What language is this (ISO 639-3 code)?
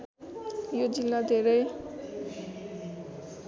nep